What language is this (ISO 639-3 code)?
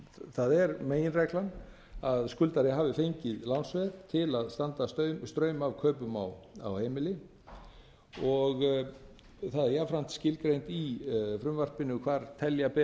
isl